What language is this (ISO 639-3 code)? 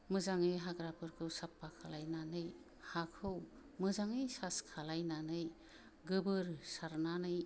brx